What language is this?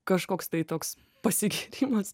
Lithuanian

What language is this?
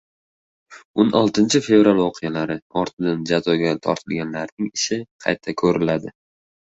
Uzbek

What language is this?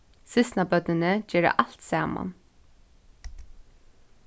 Faroese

